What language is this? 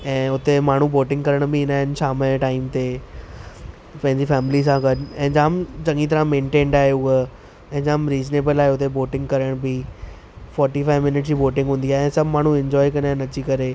Sindhi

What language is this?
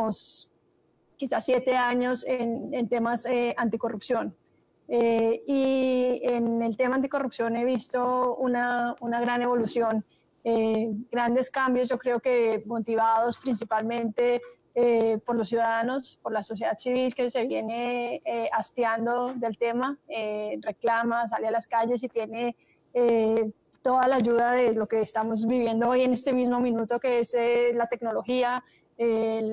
Spanish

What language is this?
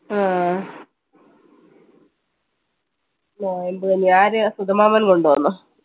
Malayalam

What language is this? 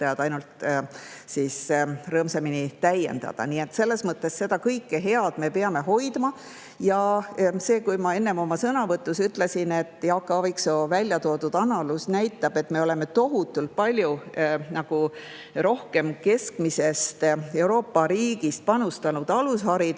Estonian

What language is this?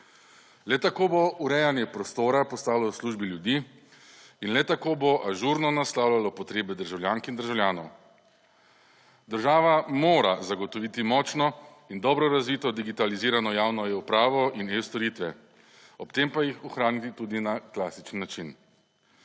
Slovenian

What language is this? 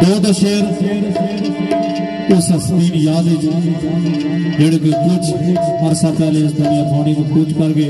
Punjabi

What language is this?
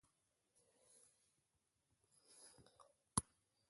Ibibio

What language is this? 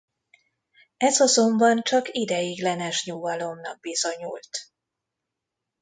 Hungarian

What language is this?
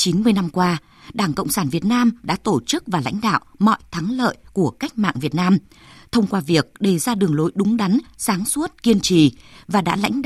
Vietnamese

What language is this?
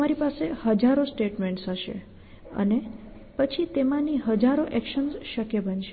Gujarati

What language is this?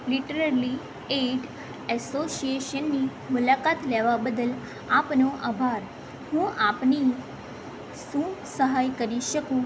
Gujarati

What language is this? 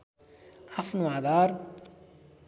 Nepali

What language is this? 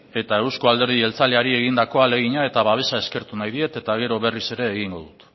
Basque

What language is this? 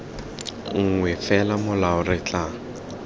Tswana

